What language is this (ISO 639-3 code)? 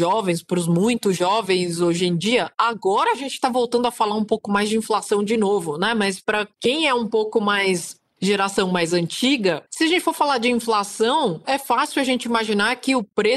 por